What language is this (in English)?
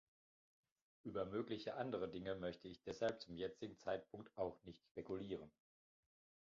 German